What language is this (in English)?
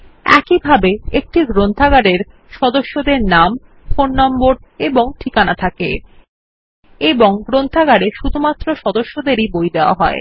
Bangla